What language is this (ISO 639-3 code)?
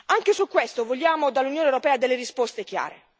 ita